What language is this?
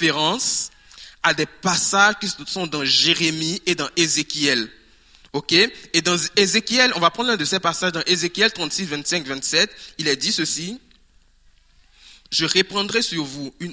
French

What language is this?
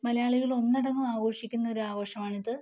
Malayalam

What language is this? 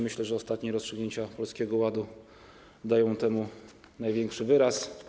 Polish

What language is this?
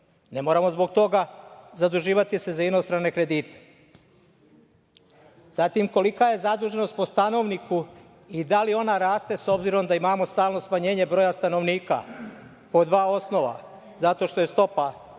Serbian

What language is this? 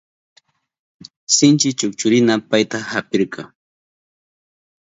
Southern Pastaza Quechua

